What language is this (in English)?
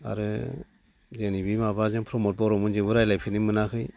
Bodo